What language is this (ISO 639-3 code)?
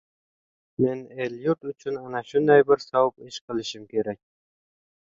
uzb